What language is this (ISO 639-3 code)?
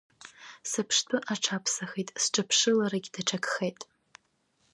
abk